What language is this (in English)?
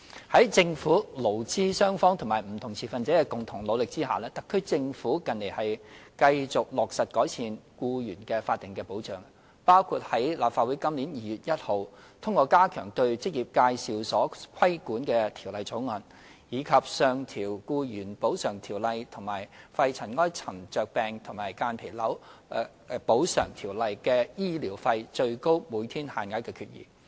Cantonese